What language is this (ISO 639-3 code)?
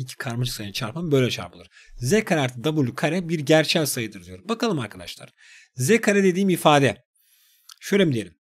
tur